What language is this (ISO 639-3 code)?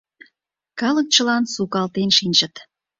chm